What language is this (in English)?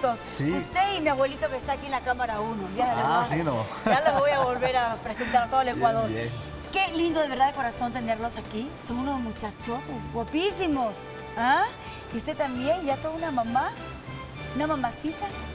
Spanish